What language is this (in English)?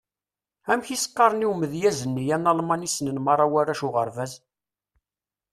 Kabyle